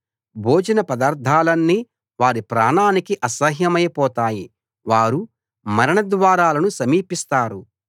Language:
Telugu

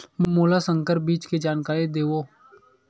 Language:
Chhattisgarhi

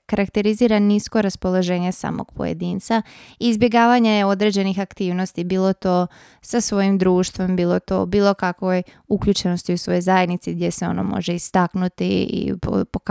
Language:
Croatian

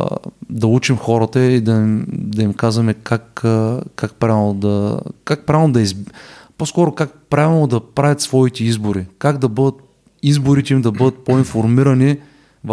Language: Bulgarian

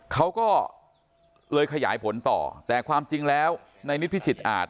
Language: Thai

